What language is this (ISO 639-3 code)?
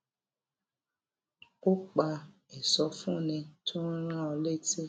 yor